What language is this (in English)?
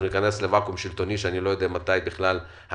Hebrew